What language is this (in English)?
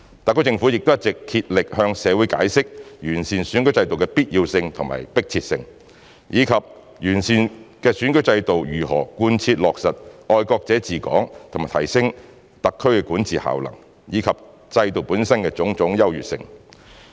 Cantonese